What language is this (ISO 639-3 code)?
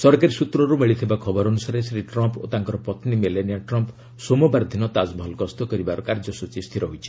ori